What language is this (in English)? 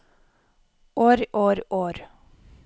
Norwegian